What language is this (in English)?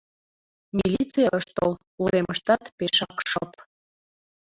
Mari